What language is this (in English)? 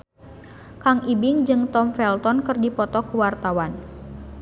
Sundanese